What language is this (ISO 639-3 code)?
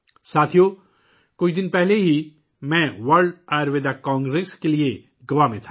urd